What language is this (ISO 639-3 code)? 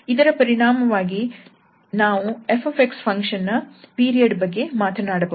kan